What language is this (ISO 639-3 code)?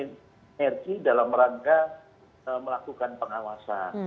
ind